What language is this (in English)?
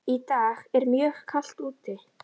Icelandic